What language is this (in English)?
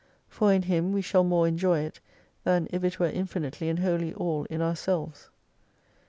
English